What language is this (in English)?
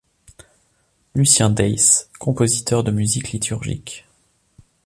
French